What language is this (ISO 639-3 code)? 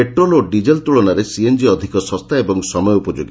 ori